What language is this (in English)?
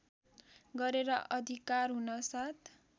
Nepali